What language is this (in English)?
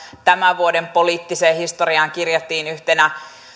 Finnish